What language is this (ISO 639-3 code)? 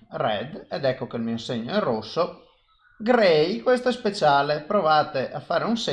ita